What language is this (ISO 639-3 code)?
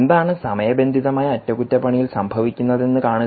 mal